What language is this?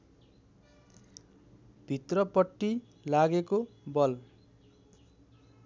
Nepali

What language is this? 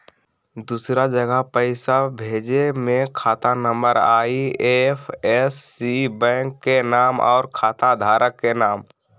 Magahi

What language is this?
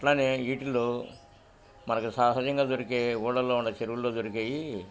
Telugu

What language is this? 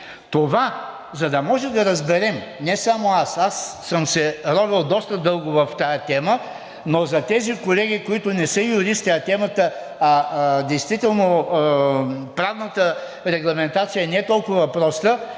Bulgarian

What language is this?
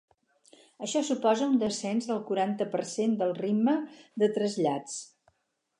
Catalan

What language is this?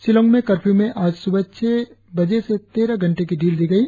Hindi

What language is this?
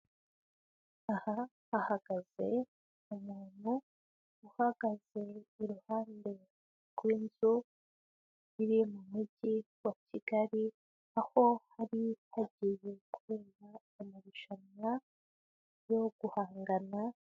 Kinyarwanda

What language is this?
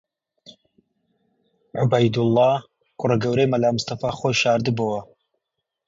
Central Kurdish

